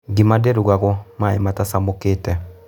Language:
Kikuyu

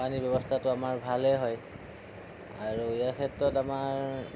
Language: Assamese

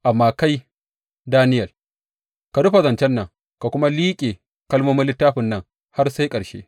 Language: Hausa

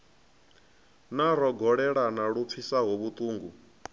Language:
Venda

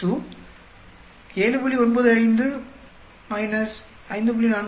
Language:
Tamil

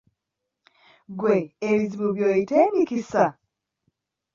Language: Ganda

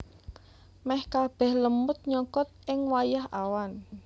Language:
Javanese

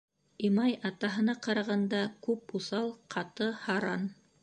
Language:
Bashkir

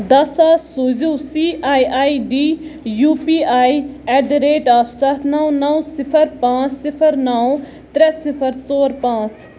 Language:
Kashmiri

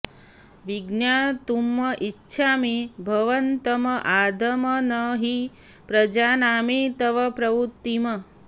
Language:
Sanskrit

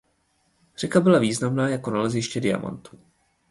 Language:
Czech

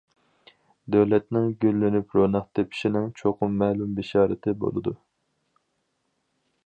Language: Uyghur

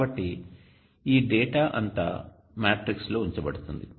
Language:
Telugu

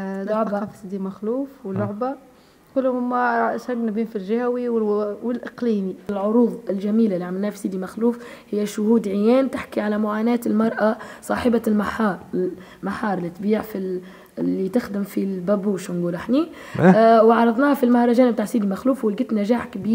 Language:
Arabic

